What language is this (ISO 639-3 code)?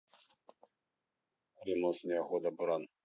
rus